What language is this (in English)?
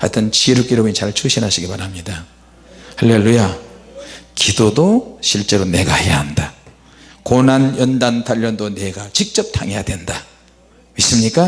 Korean